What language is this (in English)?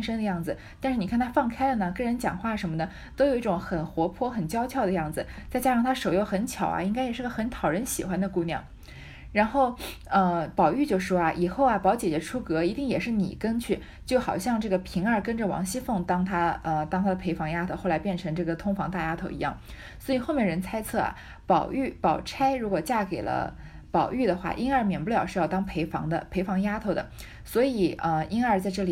Chinese